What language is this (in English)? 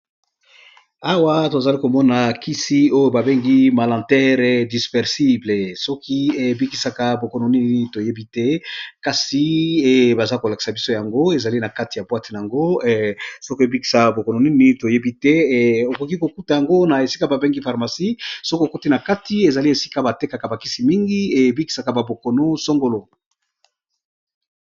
Lingala